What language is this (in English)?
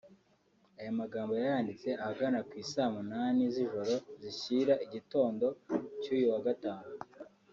Kinyarwanda